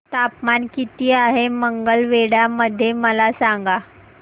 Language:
Marathi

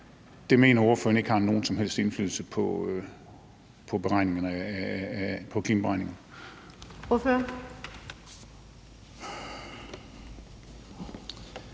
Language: Danish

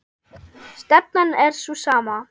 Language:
Icelandic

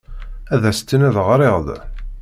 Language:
Kabyle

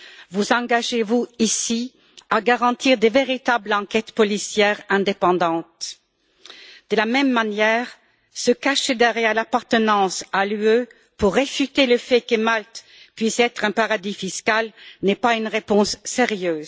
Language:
French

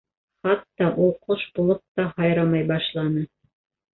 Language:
Bashkir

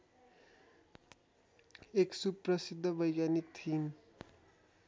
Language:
Nepali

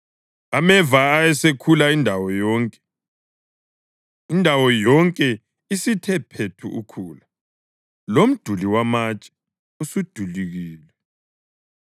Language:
North Ndebele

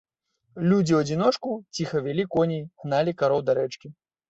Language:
Belarusian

